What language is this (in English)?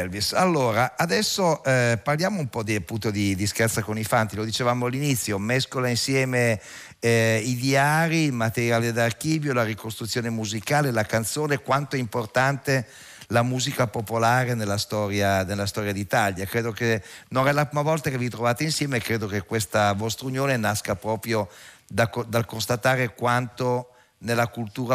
Italian